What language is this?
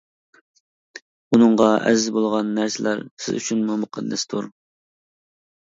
Uyghur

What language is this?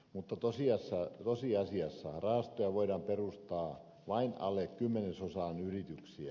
Finnish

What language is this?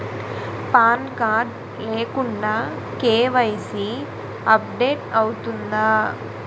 Telugu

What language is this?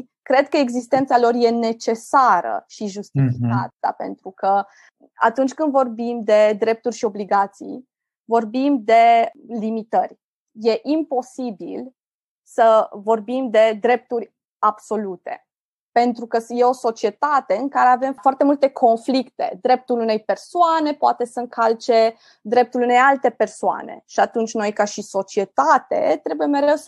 Romanian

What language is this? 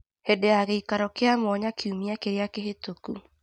Kikuyu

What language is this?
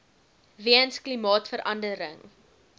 Afrikaans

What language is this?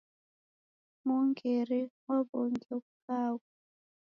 Taita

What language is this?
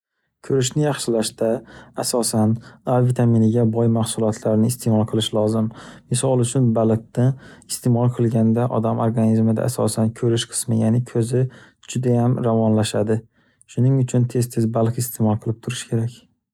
Uzbek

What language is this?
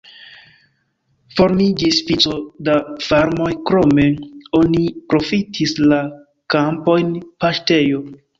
Esperanto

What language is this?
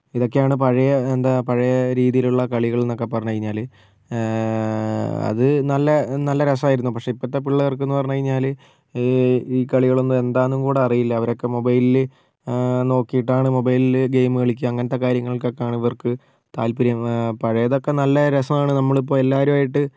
Malayalam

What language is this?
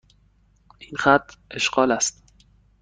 Persian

